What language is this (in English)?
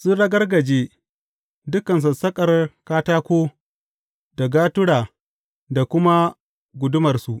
Hausa